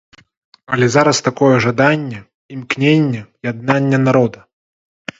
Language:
Belarusian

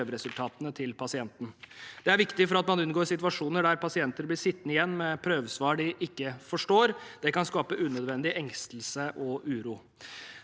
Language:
Norwegian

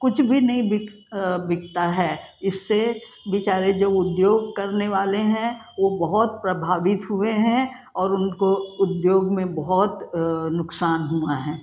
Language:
Hindi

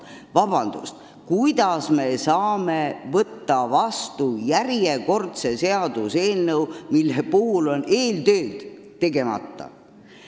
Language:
Estonian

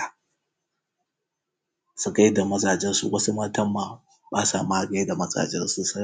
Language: Hausa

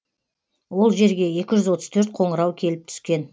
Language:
Kazakh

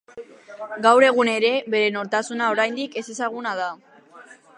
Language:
Basque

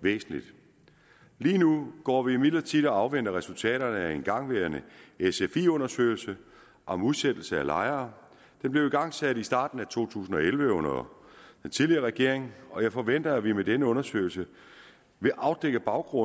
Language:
Danish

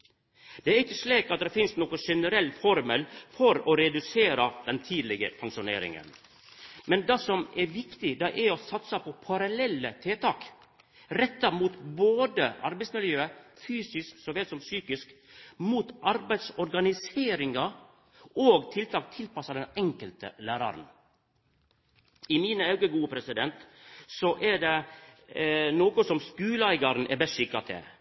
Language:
Norwegian Nynorsk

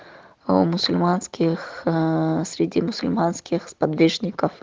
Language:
Russian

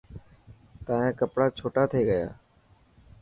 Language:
Dhatki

